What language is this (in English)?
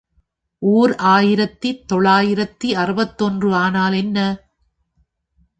Tamil